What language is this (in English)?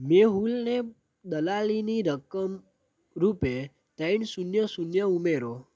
Gujarati